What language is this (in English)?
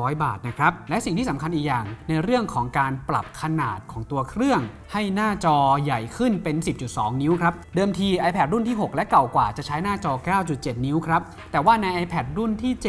Thai